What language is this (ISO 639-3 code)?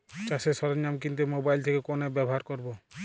ben